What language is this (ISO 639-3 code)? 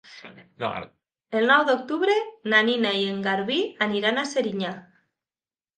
cat